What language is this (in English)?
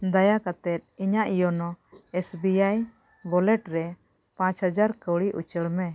Santali